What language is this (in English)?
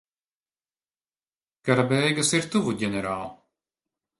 Latvian